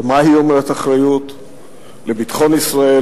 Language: Hebrew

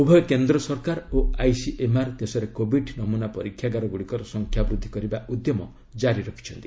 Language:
Odia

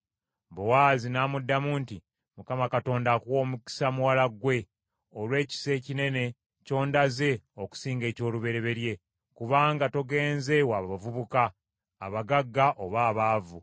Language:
Ganda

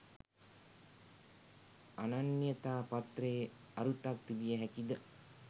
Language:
Sinhala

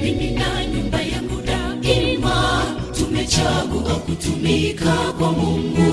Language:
Swahili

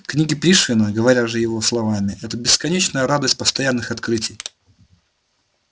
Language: Russian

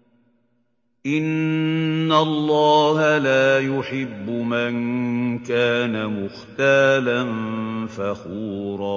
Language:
Arabic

